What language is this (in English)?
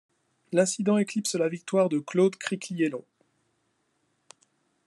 French